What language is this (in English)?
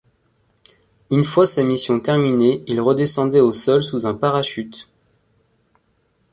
French